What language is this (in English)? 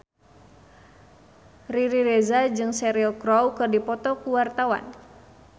Sundanese